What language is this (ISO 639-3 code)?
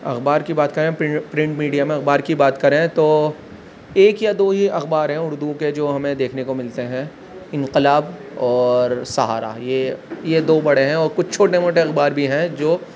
urd